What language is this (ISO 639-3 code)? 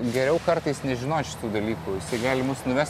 lit